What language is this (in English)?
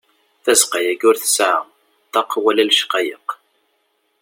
Kabyle